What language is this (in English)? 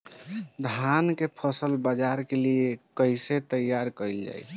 Bhojpuri